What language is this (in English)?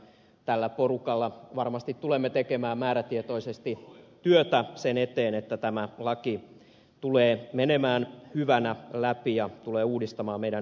Finnish